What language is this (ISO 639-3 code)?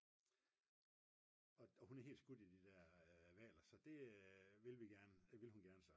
dan